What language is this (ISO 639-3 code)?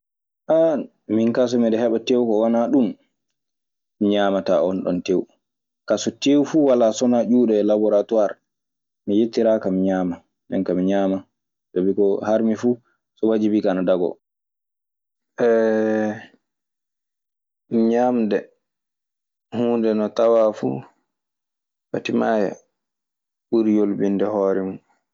ffm